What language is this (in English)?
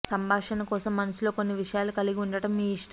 Telugu